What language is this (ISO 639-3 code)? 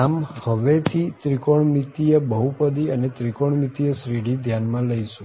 guj